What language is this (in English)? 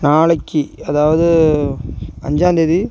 Tamil